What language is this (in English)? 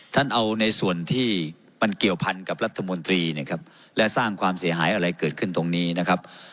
Thai